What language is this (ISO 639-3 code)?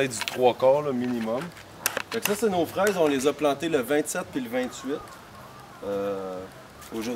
fra